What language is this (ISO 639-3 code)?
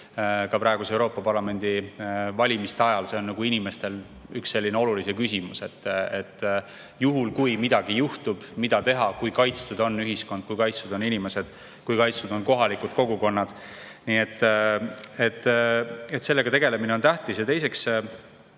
est